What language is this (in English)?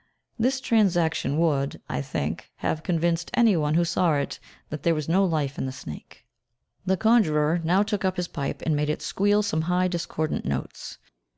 English